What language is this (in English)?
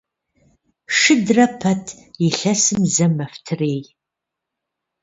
Kabardian